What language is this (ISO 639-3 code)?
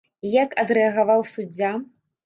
bel